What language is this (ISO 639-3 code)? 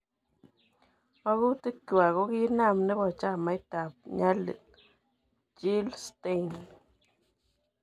kln